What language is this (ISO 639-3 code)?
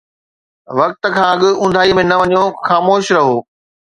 snd